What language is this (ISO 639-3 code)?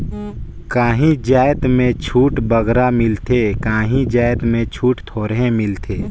hne